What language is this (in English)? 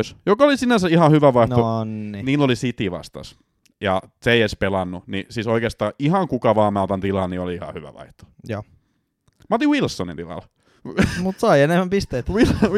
Finnish